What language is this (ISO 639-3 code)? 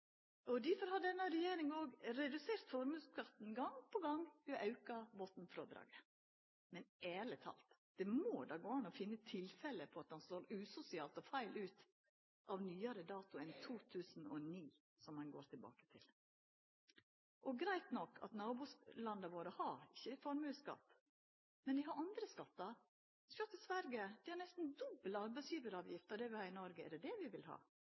nno